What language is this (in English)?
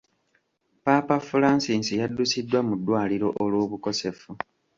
Ganda